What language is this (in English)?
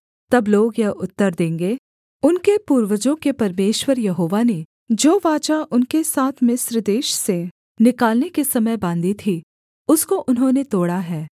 Hindi